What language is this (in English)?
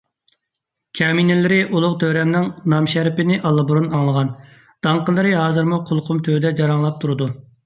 Uyghur